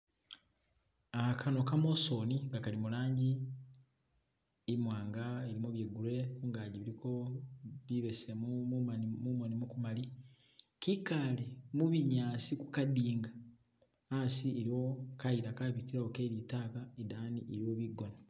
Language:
Masaaba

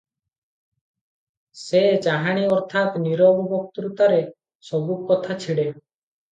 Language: Odia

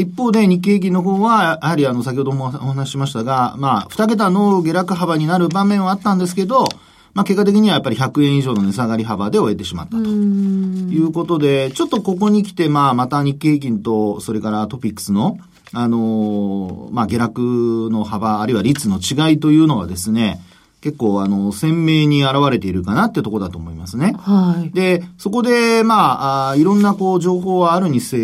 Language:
Japanese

